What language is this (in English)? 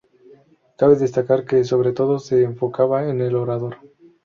Spanish